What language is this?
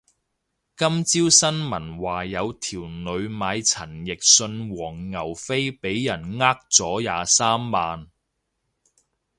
Cantonese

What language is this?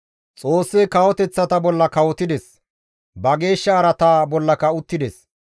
Gamo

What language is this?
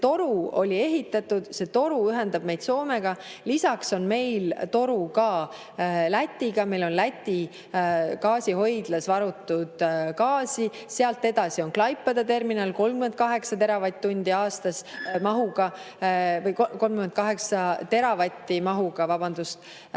Estonian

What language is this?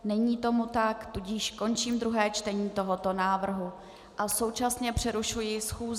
Czech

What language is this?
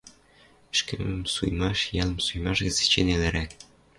Western Mari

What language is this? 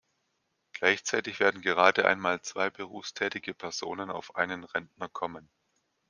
German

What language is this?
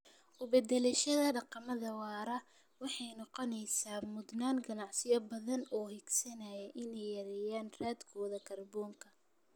Somali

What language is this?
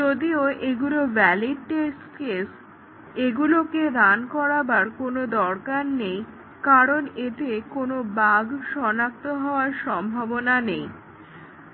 Bangla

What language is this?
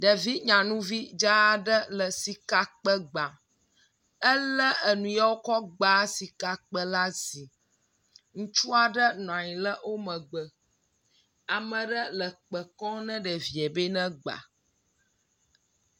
Ewe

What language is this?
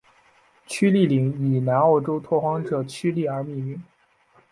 Chinese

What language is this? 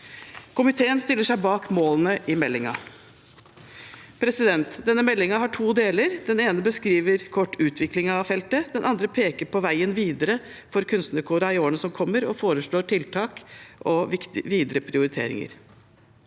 Norwegian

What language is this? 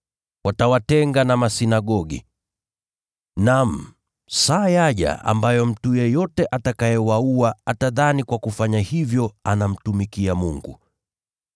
Swahili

